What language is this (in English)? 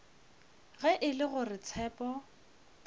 Northern Sotho